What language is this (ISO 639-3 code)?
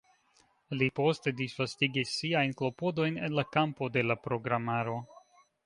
epo